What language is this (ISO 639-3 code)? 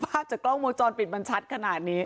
tha